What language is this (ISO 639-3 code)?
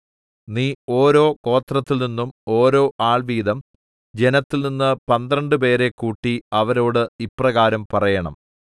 mal